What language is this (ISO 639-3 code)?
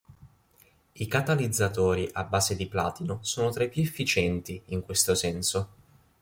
ita